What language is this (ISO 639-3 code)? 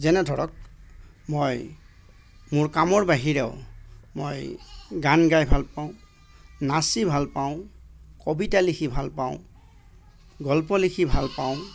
asm